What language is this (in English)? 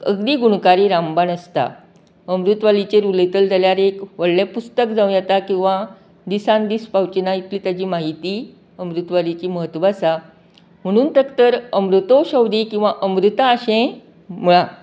Konkani